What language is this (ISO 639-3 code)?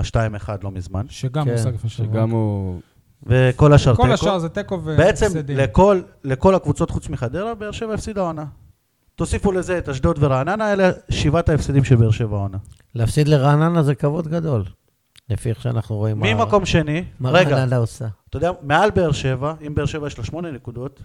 heb